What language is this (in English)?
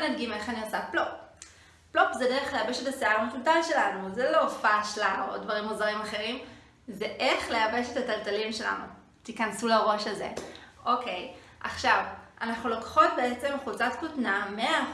Hebrew